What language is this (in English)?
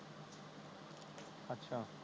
Punjabi